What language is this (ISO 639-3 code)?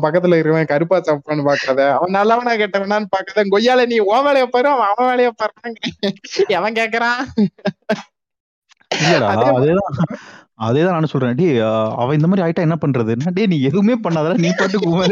tam